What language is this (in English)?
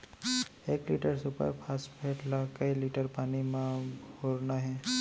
Chhattisgarhi